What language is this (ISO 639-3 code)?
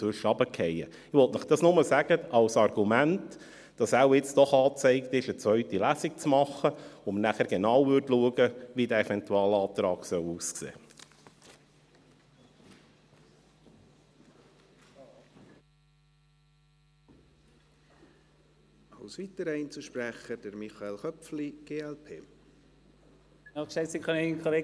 gsw